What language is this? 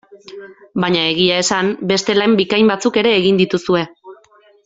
Basque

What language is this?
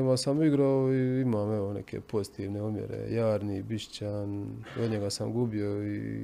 Croatian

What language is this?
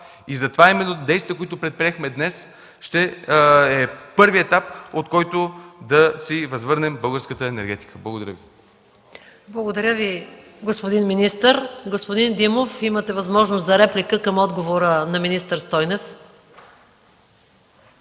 Bulgarian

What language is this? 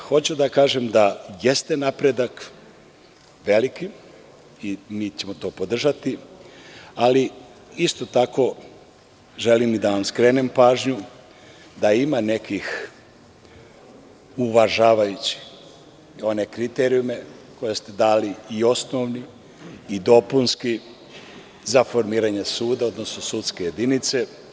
Serbian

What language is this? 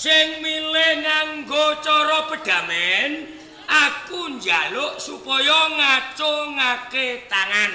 Indonesian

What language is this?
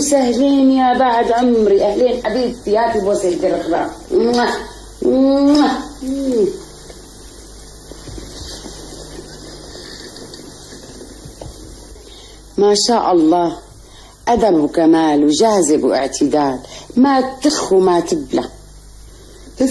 Arabic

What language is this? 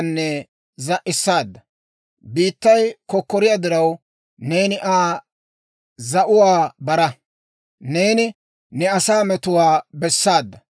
Dawro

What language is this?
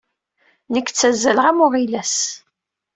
Kabyle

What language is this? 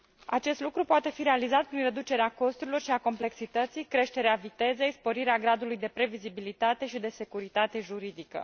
Romanian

